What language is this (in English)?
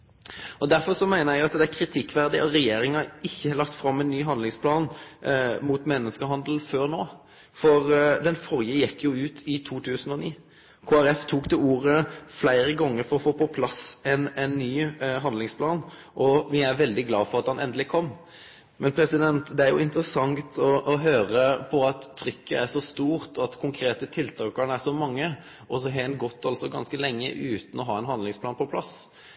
Norwegian Nynorsk